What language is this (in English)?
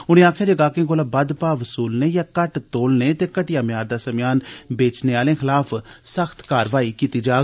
Dogri